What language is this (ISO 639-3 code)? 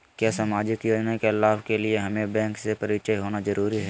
mag